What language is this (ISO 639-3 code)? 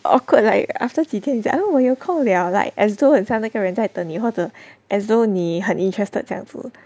eng